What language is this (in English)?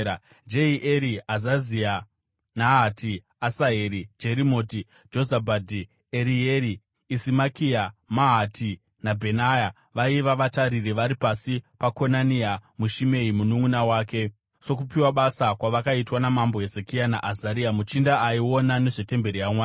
Shona